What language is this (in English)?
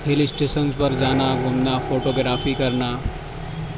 Urdu